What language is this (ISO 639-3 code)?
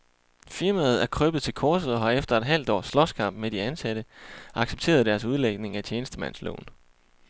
dan